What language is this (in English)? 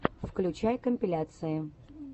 Russian